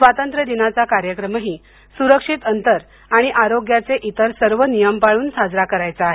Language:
Marathi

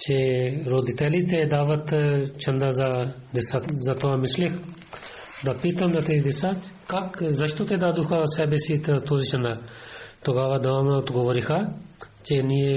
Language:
Bulgarian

